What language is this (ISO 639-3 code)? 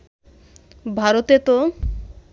ben